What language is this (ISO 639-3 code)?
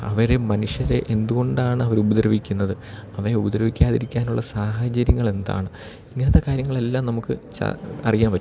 mal